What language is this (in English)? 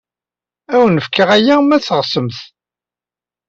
Kabyle